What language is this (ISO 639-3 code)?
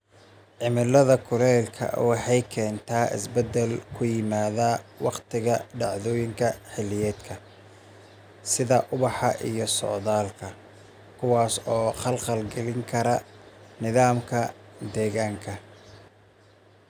som